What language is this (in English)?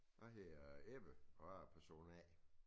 Danish